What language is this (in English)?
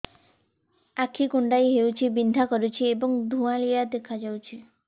Odia